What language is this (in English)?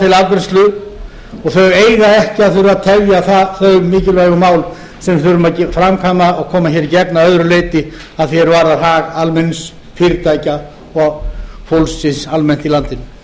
Icelandic